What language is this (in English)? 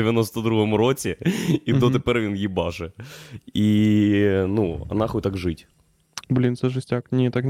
Ukrainian